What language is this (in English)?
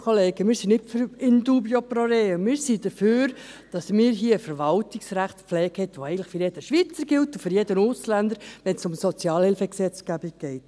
Swiss German